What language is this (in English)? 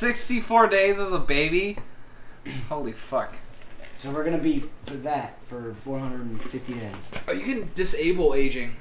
English